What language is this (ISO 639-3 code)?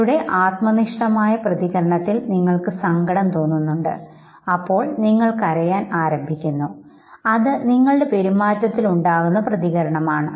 mal